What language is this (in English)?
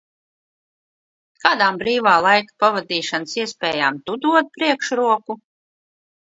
Latvian